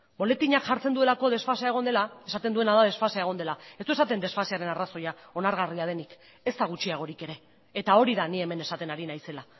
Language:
Basque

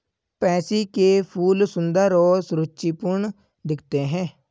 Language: Hindi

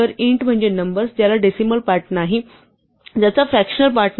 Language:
Marathi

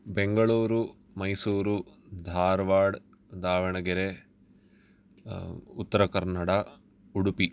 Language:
Sanskrit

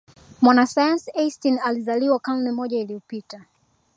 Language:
Swahili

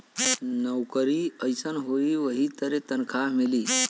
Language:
Bhojpuri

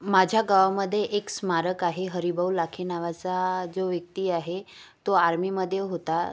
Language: Marathi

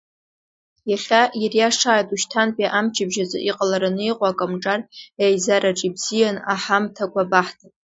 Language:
Abkhazian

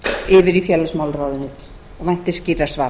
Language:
Icelandic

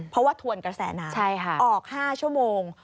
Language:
Thai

